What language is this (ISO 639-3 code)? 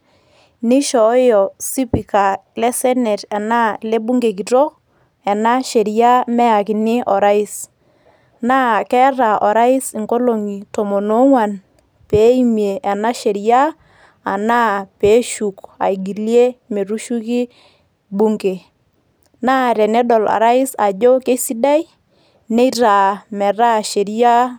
mas